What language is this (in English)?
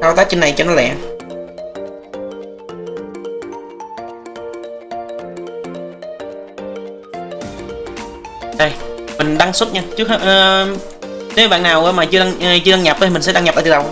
Vietnamese